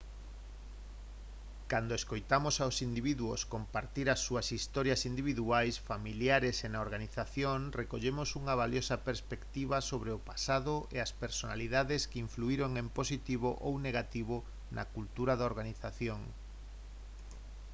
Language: Galician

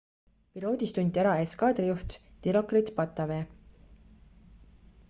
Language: Estonian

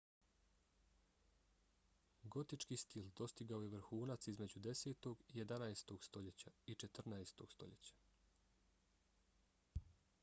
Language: Bosnian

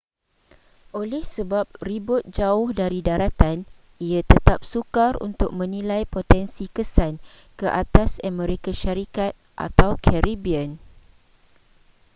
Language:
Malay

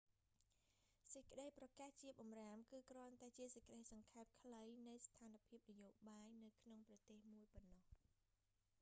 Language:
Khmer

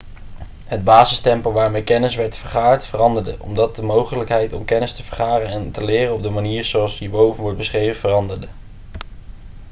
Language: Dutch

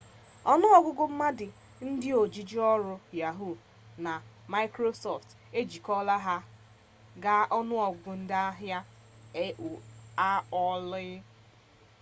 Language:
Igbo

